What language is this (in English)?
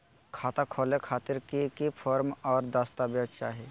Magahi